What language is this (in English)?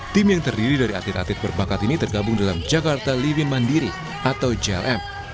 Indonesian